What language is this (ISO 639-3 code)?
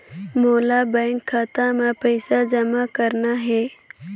hne